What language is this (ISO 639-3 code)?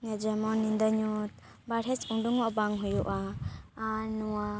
sat